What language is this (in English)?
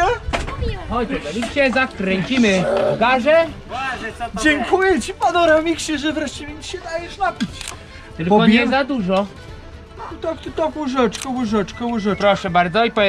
Polish